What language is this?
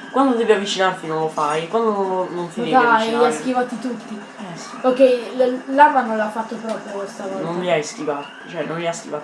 Italian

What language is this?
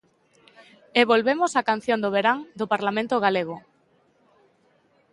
Galician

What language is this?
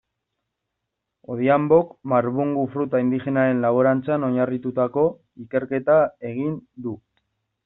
Basque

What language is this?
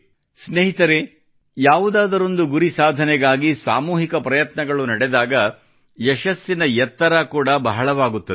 Kannada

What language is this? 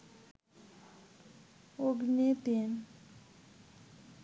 Bangla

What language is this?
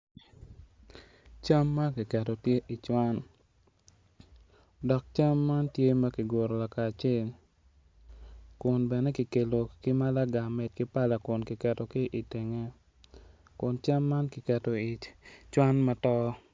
Acoli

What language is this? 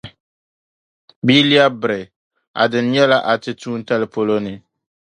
Dagbani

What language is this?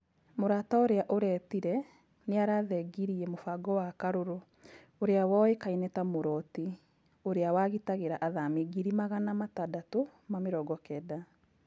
Kikuyu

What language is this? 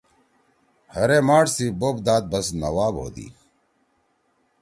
Torwali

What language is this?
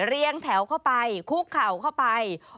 Thai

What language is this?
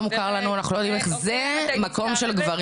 Hebrew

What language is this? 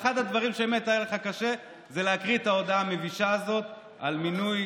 Hebrew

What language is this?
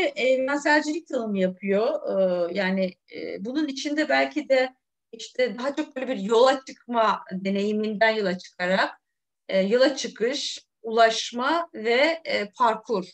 Turkish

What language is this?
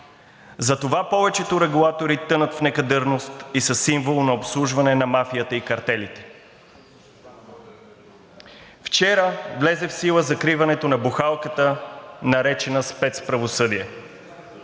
Bulgarian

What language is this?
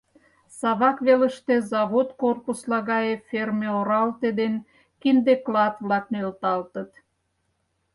Mari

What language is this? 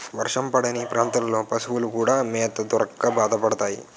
Telugu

